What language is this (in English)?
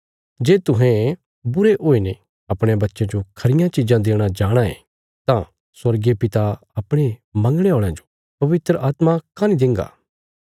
Bilaspuri